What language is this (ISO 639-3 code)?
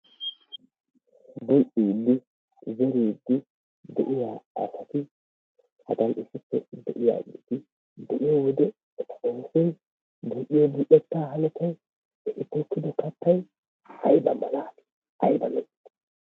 wal